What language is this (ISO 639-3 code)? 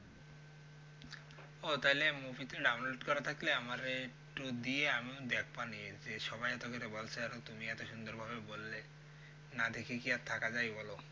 ben